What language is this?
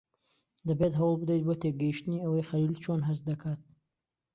Central Kurdish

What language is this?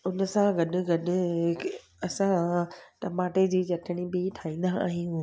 Sindhi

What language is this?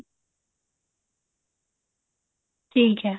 Punjabi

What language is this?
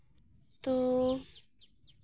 Santali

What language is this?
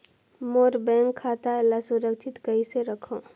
Chhattisgarhi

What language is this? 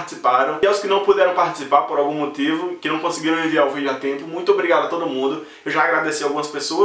Portuguese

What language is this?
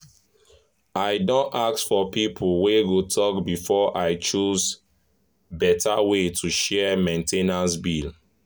Nigerian Pidgin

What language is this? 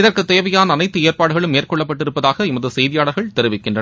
Tamil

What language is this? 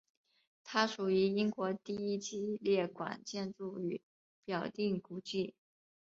Chinese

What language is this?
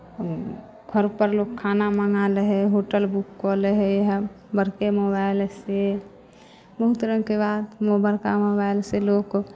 Maithili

